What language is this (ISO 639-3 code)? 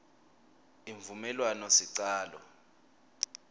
ssw